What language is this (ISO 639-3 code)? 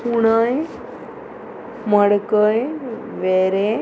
kok